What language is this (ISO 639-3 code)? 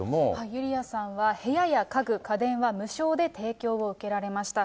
jpn